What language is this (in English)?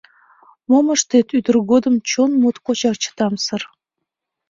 Mari